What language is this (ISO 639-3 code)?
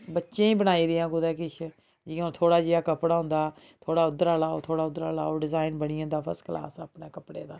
doi